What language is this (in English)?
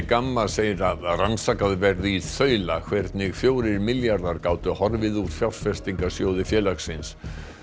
Icelandic